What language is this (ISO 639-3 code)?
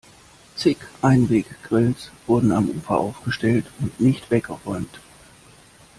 deu